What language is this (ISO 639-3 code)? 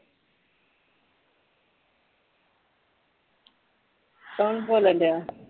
pan